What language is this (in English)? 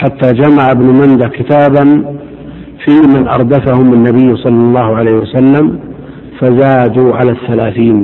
Arabic